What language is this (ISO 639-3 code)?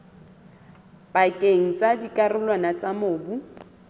sot